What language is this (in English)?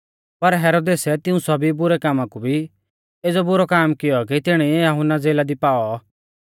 Mahasu Pahari